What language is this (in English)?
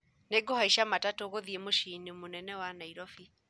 Kikuyu